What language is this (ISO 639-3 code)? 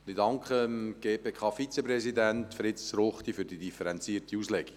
gsw